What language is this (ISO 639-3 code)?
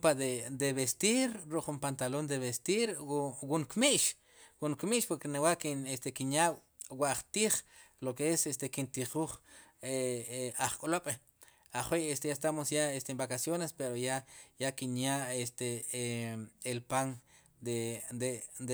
qum